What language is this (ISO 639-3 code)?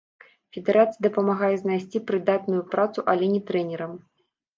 bel